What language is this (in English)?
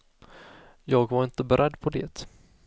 Swedish